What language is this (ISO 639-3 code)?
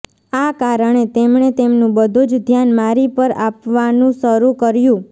guj